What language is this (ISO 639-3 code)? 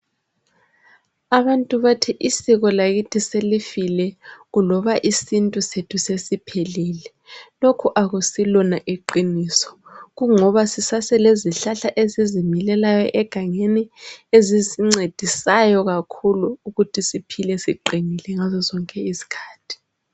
nde